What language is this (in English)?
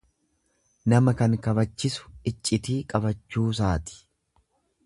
Oromo